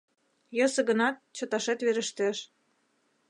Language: Mari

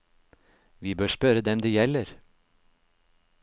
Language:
Norwegian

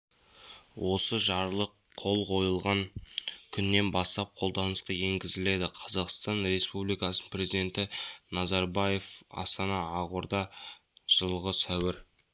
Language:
Kazakh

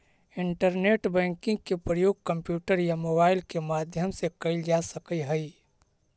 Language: Magahi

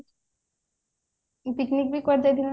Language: Odia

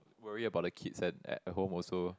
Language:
English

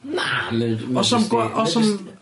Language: Welsh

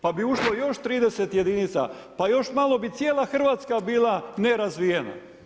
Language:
Croatian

